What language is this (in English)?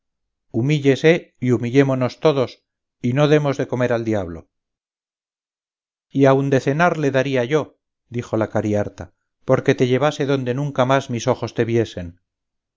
Spanish